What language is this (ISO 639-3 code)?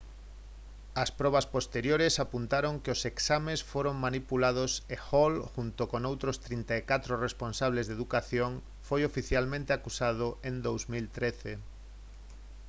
glg